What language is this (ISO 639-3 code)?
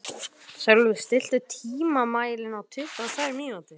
isl